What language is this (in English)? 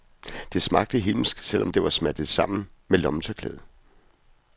Danish